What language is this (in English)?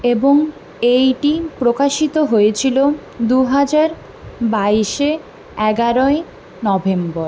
Bangla